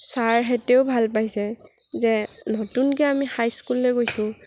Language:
Assamese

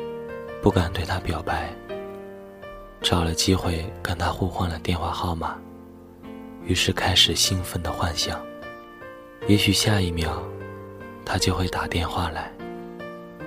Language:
Chinese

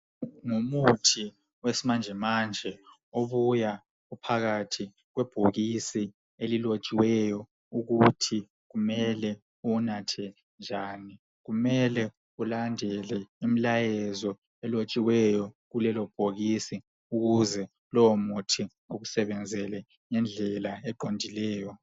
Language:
North Ndebele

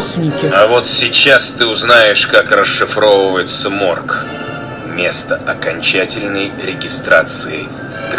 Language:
Russian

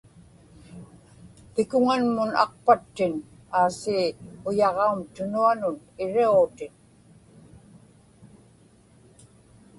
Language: Inupiaq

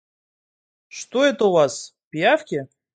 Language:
Russian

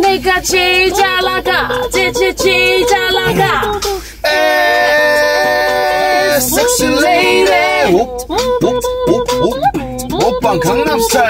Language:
Hebrew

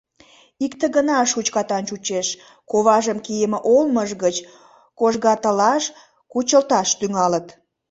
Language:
Mari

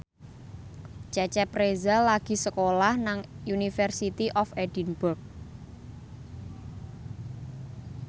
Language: Javanese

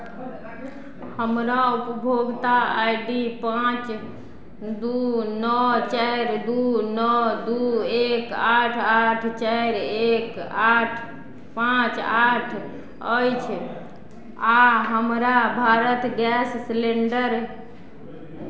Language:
Maithili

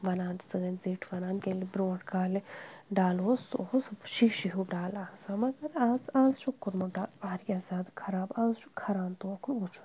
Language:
Kashmiri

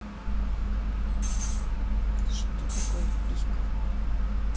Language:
Russian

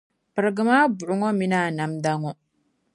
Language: Dagbani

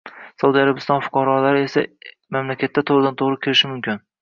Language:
Uzbek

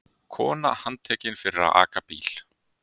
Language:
Icelandic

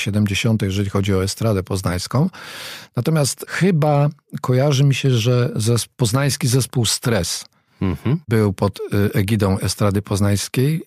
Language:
Polish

